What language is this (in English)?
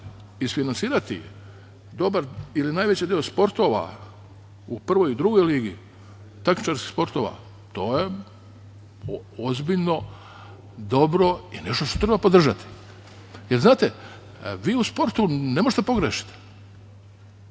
Serbian